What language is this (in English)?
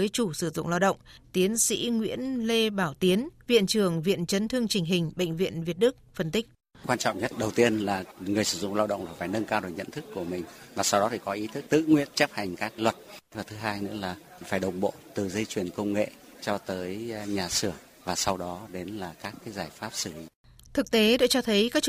Vietnamese